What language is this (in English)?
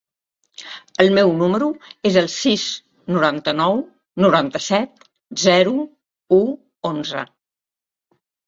Catalan